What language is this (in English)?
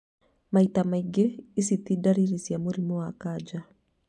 Kikuyu